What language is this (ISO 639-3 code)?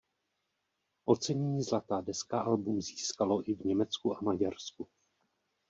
ces